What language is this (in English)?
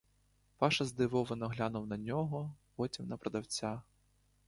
Ukrainian